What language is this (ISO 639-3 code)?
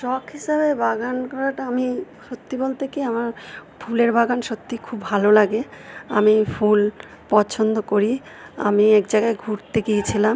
ben